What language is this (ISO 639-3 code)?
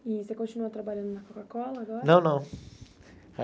por